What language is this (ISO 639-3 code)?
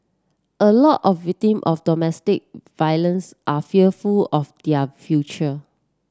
eng